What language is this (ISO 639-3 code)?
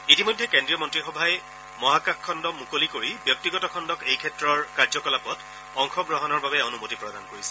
asm